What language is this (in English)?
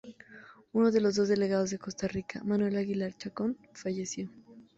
Spanish